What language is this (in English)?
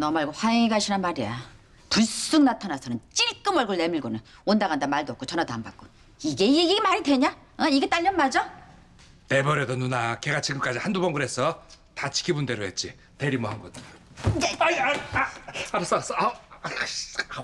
Korean